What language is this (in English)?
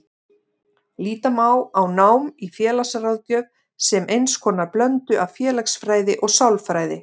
Icelandic